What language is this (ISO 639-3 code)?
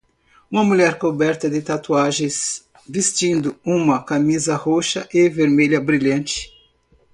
por